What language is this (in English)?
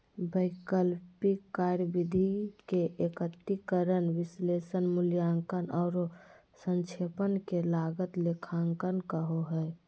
Magahi